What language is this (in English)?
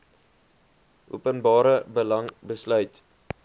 Afrikaans